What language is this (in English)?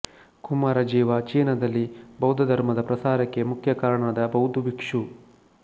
Kannada